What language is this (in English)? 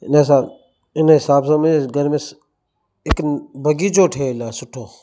Sindhi